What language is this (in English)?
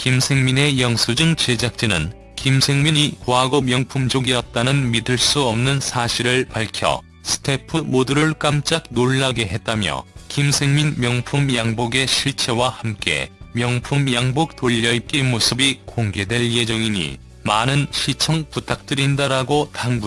Korean